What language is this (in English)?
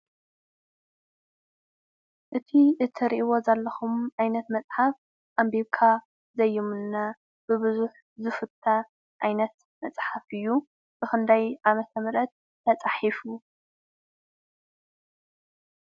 Tigrinya